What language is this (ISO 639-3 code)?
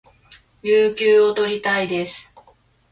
jpn